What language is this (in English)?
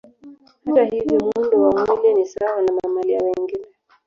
Swahili